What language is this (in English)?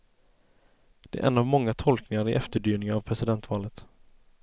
Swedish